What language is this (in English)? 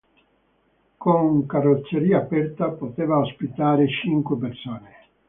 Italian